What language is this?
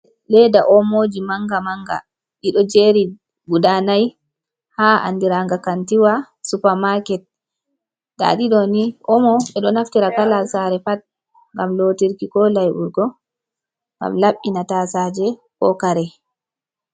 Fula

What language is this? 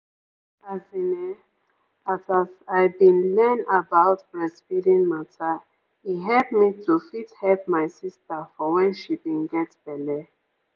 Nigerian Pidgin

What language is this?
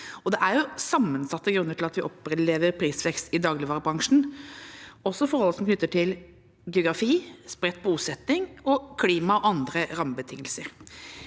Norwegian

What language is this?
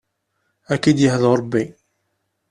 Kabyle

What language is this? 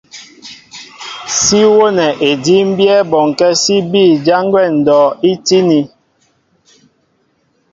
Mbo (Cameroon)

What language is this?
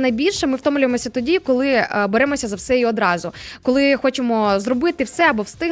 Ukrainian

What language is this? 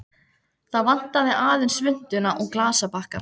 Icelandic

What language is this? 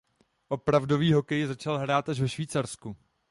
Czech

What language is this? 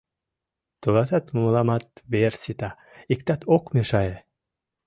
Mari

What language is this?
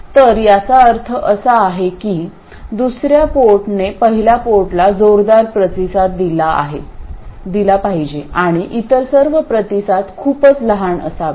Marathi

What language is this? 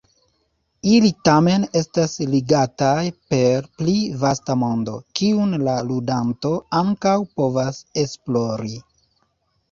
Esperanto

